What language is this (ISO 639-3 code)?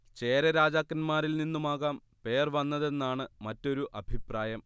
mal